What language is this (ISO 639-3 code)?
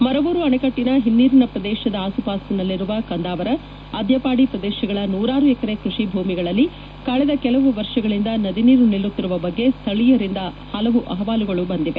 kan